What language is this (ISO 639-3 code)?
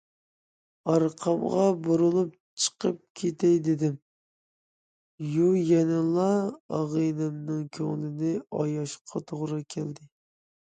uig